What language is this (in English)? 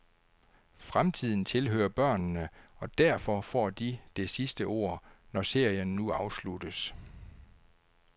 Danish